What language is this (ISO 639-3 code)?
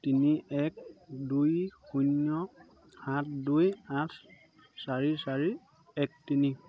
asm